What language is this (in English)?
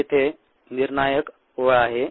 Marathi